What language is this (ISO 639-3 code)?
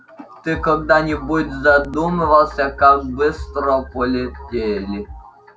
rus